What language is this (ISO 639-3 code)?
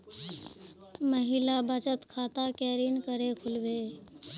mag